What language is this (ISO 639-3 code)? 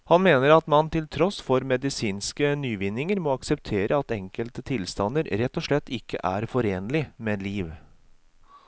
nor